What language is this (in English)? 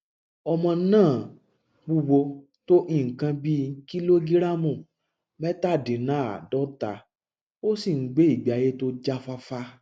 Yoruba